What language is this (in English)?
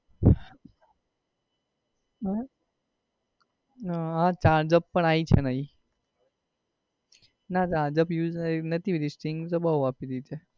Gujarati